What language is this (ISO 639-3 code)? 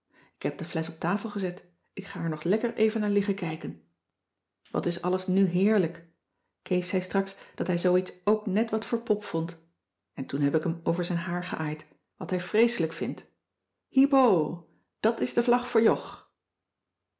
nld